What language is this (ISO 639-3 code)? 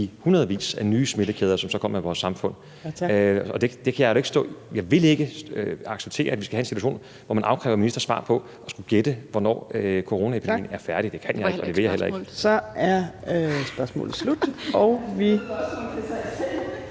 dan